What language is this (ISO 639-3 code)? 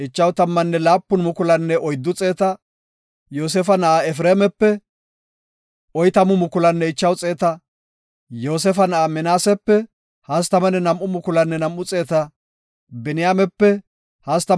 gof